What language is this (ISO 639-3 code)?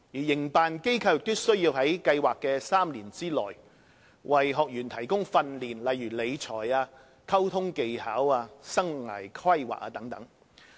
yue